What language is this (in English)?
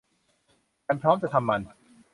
Thai